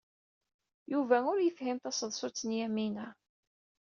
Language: Kabyle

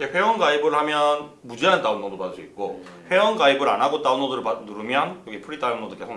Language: Korean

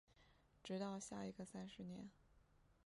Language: Chinese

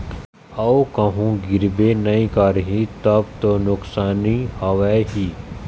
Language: Chhattisgarhi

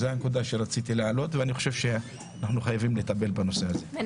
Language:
Hebrew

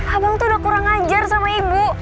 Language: Indonesian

